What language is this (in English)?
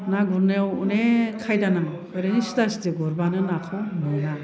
Bodo